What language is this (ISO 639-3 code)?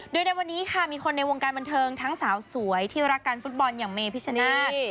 tha